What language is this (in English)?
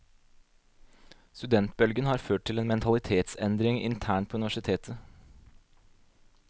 Norwegian